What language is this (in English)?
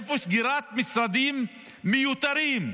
Hebrew